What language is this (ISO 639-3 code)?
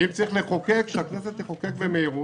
heb